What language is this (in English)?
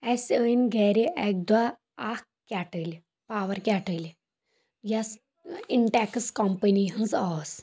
Kashmiri